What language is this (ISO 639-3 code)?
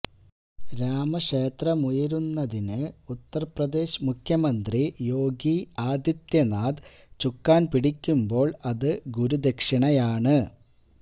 mal